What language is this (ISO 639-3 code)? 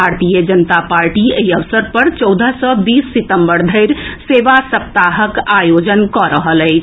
mai